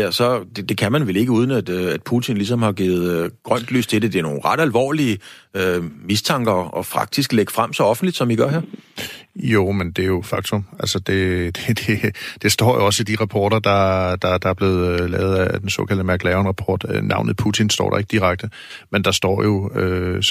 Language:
Danish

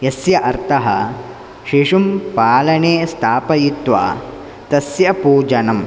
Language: Sanskrit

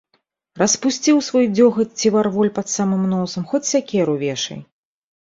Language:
Belarusian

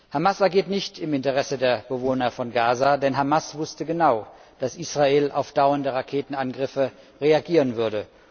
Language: German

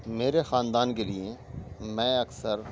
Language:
Urdu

